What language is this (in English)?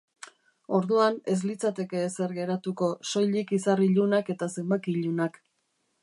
Basque